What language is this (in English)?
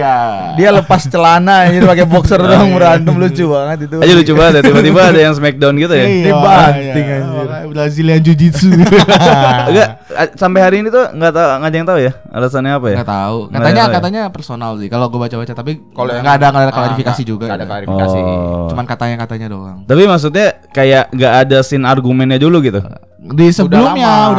Indonesian